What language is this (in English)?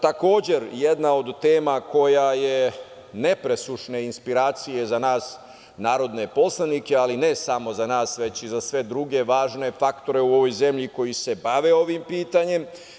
Serbian